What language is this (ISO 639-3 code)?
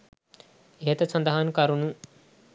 sin